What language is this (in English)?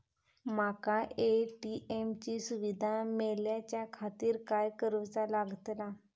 Marathi